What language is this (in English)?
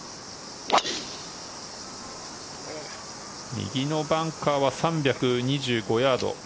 Japanese